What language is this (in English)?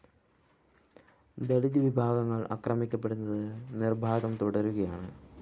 Malayalam